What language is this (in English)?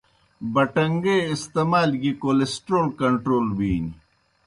Kohistani Shina